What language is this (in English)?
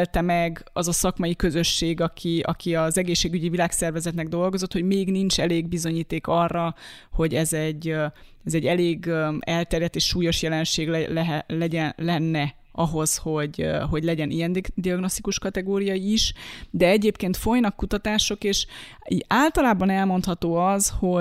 Hungarian